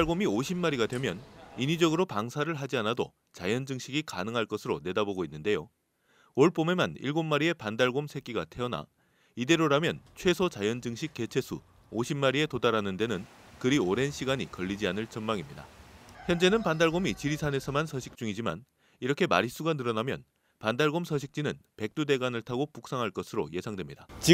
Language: Korean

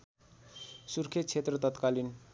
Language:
Nepali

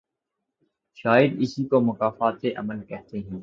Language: Urdu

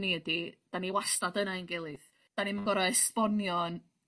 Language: Welsh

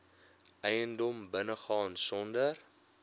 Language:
Afrikaans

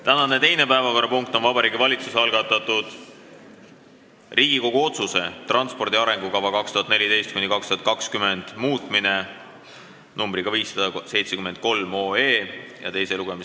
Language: Estonian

